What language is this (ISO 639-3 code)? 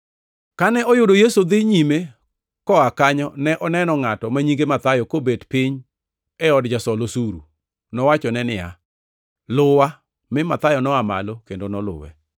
luo